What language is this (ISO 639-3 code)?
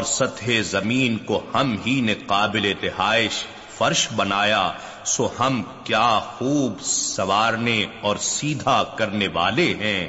urd